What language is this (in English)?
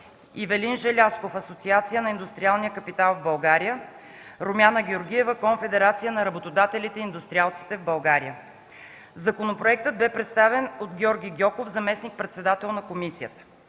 Bulgarian